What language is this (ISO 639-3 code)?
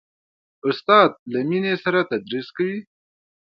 pus